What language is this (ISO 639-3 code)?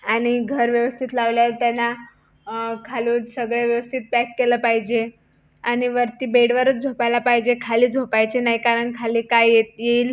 mar